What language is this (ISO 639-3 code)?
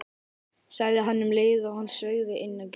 isl